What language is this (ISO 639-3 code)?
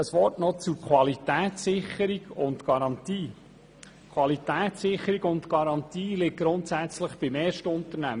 gsw